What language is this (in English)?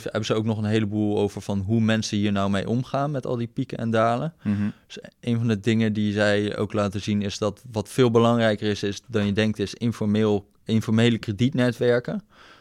Dutch